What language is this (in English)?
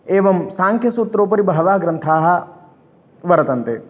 Sanskrit